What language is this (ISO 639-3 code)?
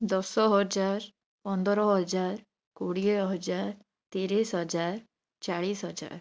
ori